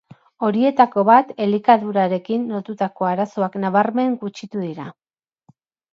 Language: Basque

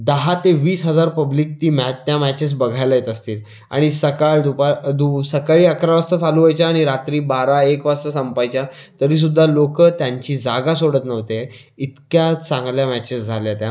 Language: Marathi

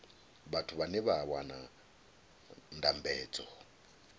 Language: Venda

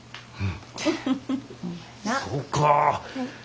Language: Japanese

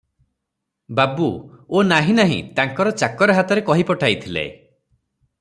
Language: Odia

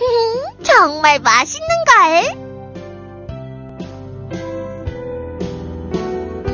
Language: Korean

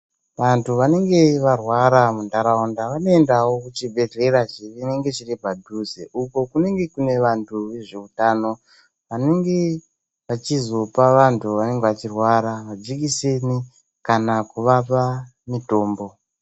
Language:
Ndau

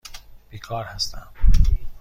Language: Persian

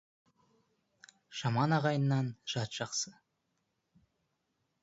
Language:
Kazakh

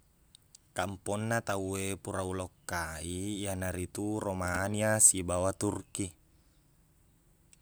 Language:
Buginese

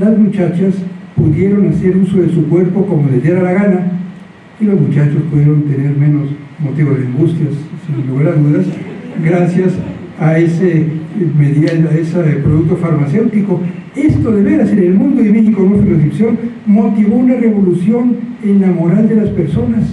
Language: Spanish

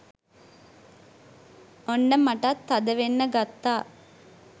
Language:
Sinhala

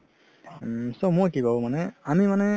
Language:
Assamese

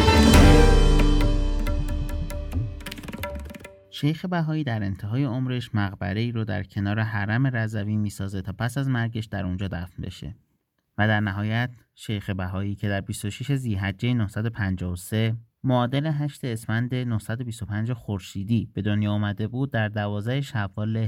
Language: Persian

